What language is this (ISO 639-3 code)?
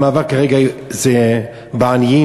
heb